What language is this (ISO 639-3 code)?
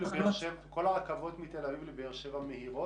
heb